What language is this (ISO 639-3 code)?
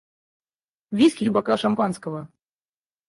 rus